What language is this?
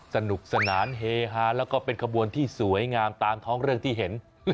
Thai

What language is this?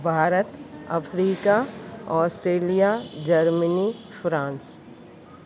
Sindhi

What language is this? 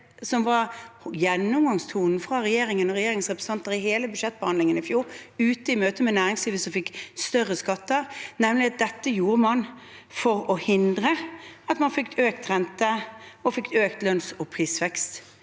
Norwegian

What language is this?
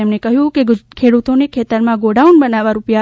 Gujarati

